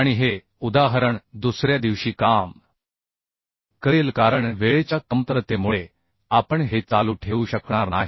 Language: Marathi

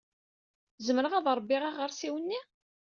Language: Kabyle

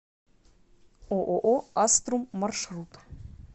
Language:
Russian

